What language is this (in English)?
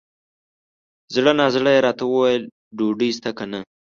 Pashto